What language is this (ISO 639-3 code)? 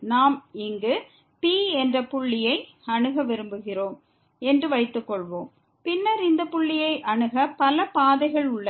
tam